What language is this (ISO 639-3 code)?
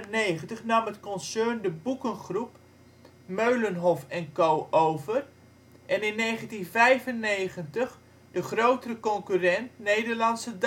nld